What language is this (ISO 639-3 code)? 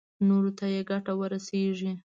pus